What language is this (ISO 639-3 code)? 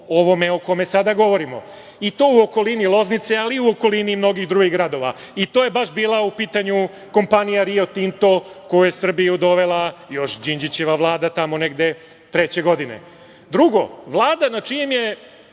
srp